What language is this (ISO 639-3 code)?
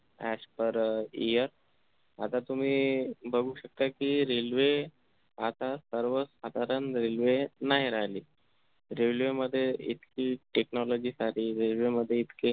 mar